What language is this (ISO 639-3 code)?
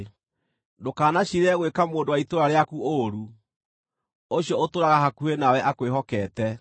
kik